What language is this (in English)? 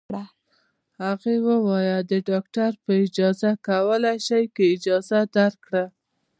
Pashto